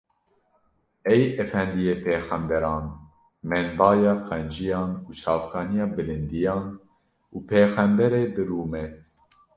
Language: Kurdish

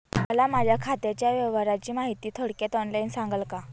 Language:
Marathi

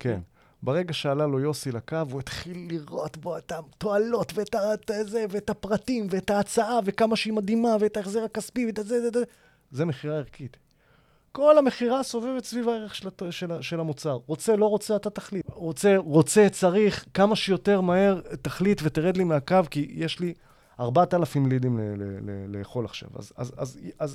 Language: Hebrew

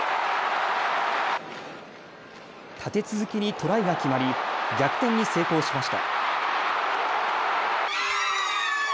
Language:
Japanese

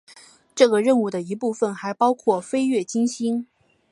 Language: Chinese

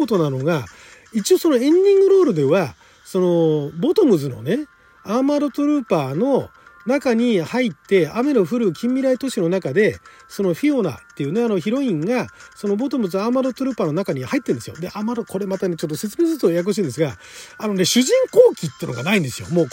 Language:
Japanese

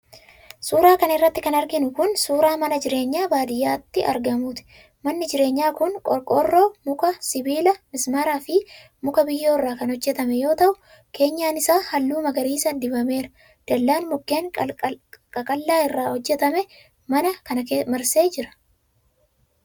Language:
Oromo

